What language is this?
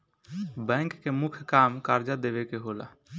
Bhojpuri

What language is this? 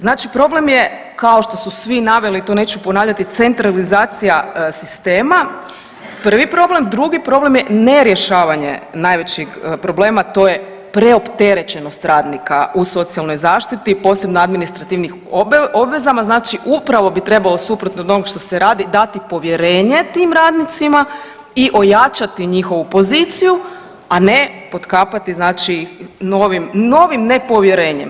Croatian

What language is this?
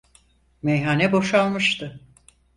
Turkish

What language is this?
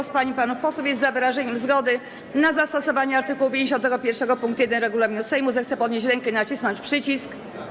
Polish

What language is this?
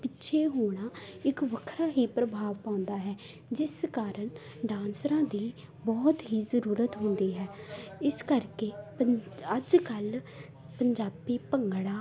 Punjabi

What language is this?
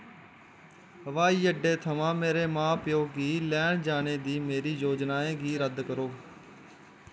Dogri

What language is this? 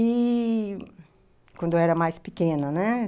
Portuguese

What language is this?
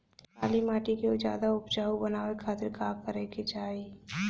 Bhojpuri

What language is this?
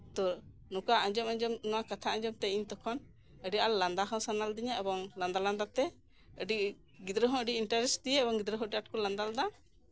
Santali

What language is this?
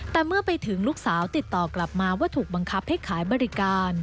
Thai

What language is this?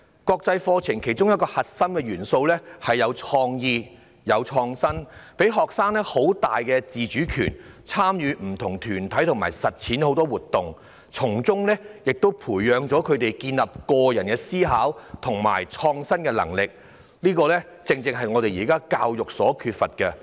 Cantonese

